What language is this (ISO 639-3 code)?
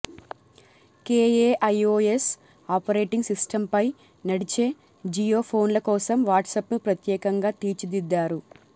tel